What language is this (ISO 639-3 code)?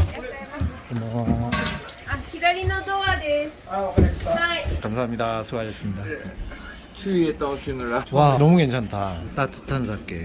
kor